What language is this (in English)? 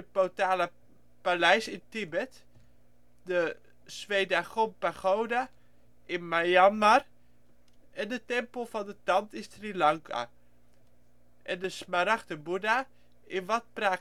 Dutch